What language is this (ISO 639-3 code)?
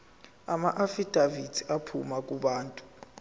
zul